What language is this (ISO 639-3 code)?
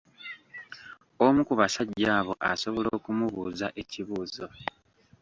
lug